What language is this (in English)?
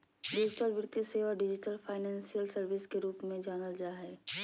Magahi